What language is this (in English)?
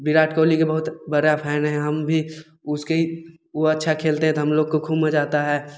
Maithili